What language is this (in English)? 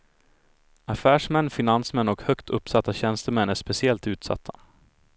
Swedish